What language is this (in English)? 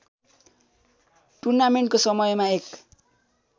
Nepali